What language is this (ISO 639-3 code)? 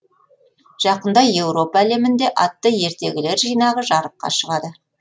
kaz